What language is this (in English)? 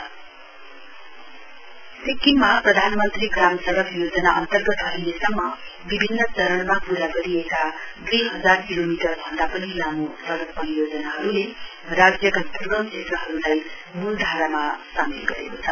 Nepali